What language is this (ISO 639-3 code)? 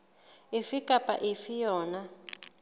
sot